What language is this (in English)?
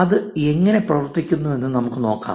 Malayalam